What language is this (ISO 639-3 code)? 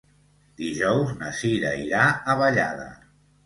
cat